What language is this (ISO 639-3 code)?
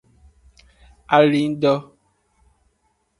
ajg